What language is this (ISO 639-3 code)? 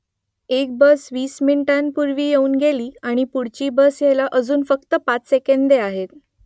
mar